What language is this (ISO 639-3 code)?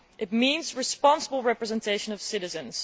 eng